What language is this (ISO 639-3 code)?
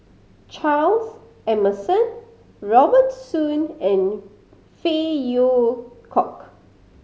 eng